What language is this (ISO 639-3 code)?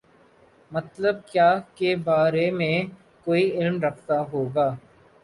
urd